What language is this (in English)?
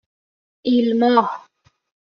Persian